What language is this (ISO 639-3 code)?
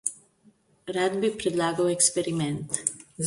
slv